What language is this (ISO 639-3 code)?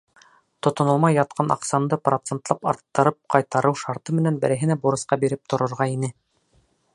bak